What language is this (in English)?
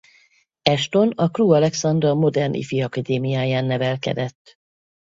Hungarian